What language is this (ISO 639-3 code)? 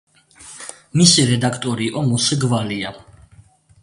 kat